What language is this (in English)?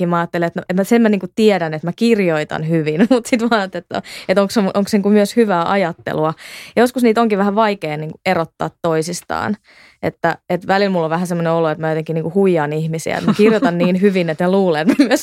Finnish